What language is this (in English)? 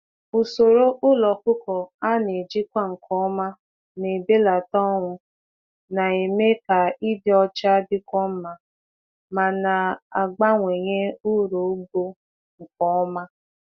Igbo